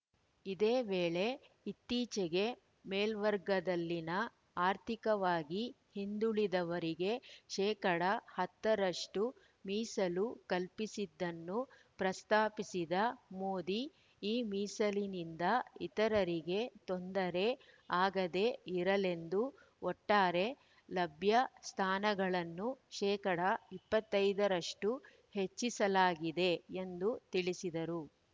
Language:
Kannada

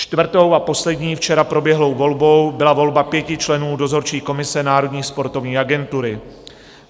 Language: Czech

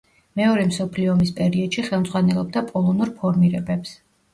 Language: Georgian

